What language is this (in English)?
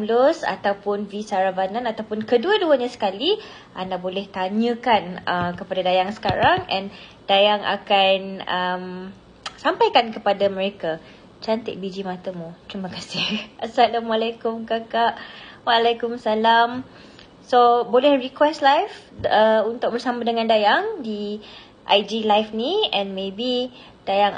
Malay